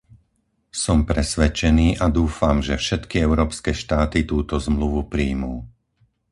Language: Slovak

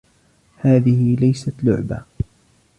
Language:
Arabic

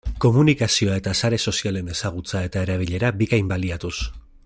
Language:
Basque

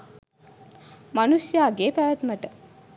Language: Sinhala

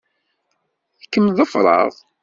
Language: Kabyle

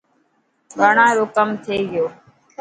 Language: Dhatki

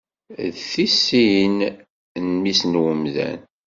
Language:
Kabyle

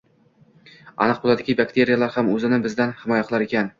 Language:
Uzbek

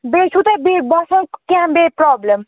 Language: Kashmiri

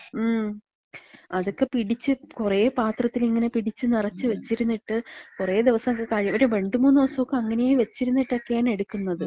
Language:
Malayalam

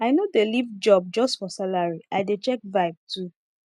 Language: Nigerian Pidgin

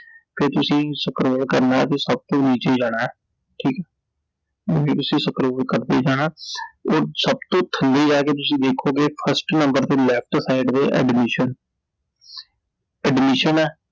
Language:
Punjabi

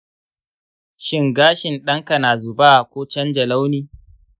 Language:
Hausa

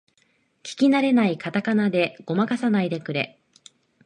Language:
Japanese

